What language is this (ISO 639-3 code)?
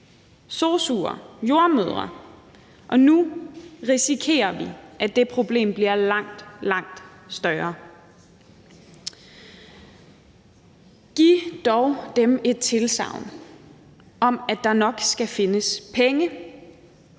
dan